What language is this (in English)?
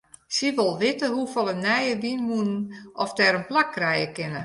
Western Frisian